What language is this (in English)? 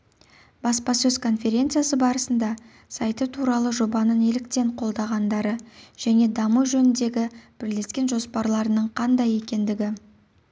Kazakh